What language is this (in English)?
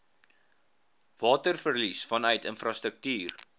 Afrikaans